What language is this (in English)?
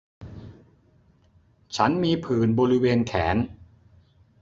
Thai